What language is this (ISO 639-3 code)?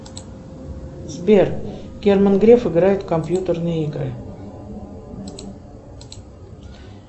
rus